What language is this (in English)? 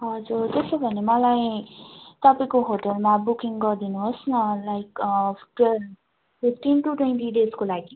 Nepali